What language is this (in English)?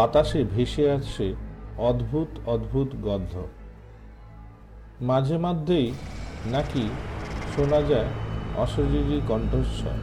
Bangla